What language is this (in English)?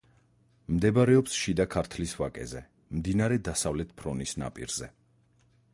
Georgian